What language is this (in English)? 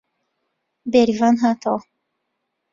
Central Kurdish